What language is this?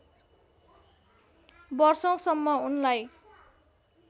Nepali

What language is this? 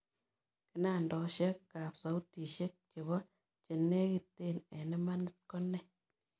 Kalenjin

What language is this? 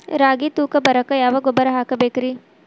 Kannada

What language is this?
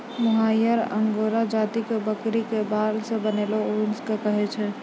Maithili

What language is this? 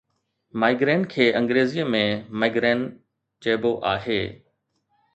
Sindhi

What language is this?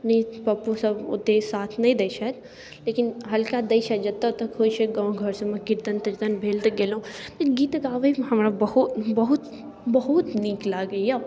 Maithili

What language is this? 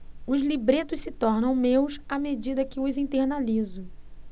Portuguese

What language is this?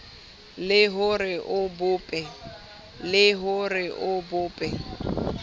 Southern Sotho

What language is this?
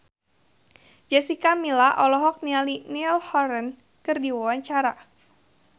Sundanese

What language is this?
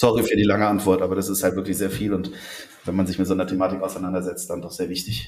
German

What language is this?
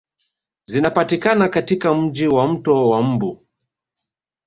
Swahili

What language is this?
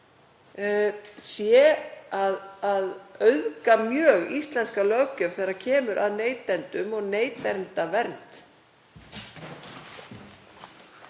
Icelandic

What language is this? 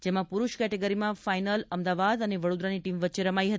Gujarati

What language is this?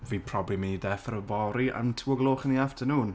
Welsh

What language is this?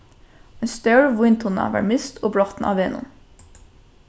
Faroese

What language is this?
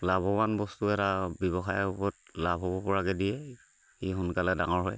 Assamese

